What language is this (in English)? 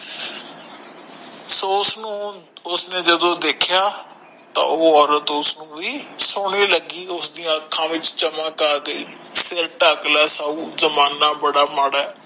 Punjabi